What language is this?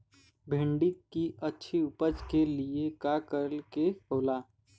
Bhojpuri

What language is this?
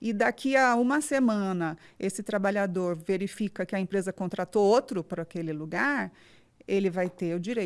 Portuguese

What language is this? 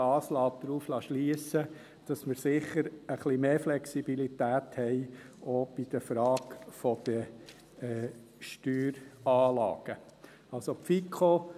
Swiss German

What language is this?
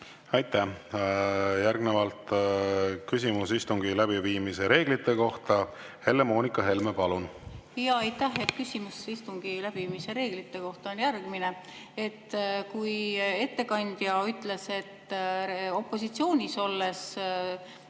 Estonian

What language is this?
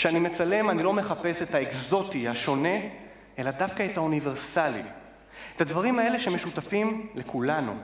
Hebrew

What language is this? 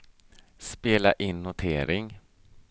Swedish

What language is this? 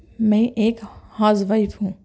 Urdu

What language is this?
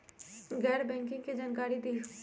Magahi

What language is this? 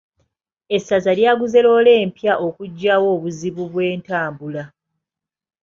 Ganda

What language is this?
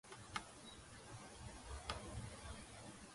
Georgian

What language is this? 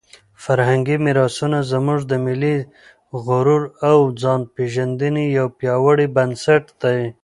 Pashto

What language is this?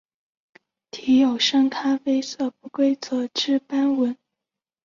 Chinese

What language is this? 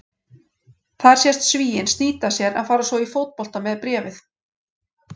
Icelandic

